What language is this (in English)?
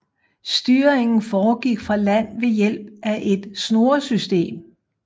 Danish